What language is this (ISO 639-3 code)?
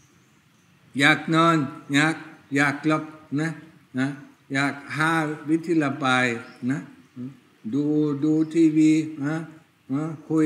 tha